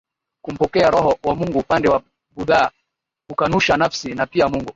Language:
Swahili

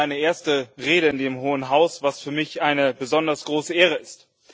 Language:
German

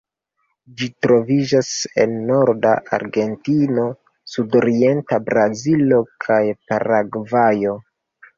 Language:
Esperanto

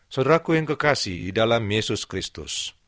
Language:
Indonesian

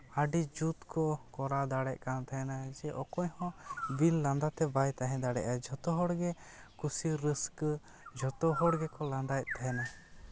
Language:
Santali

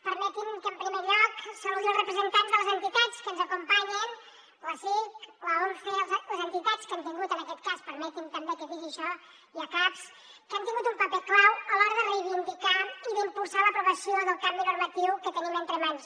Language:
Catalan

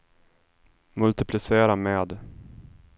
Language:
Swedish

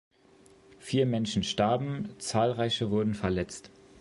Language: German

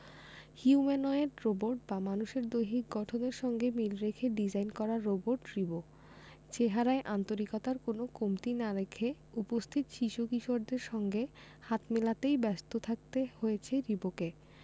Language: Bangla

